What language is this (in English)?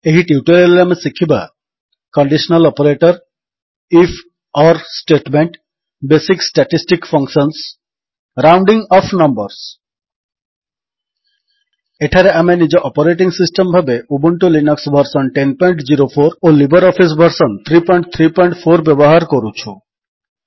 Odia